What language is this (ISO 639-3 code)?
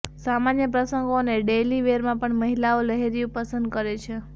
guj